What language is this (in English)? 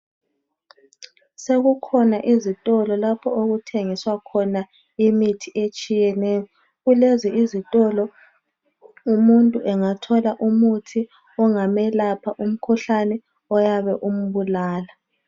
North Ndebele